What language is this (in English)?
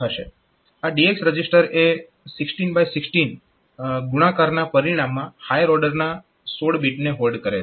Gujarati